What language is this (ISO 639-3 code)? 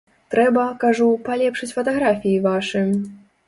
bel